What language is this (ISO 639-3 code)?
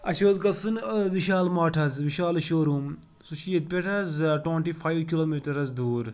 kas